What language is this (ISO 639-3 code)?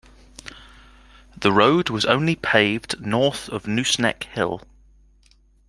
eng